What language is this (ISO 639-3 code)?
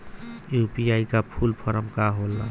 bho